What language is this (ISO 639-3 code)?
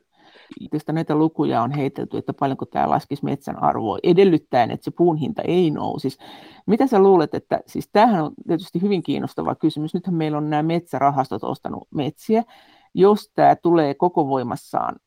fin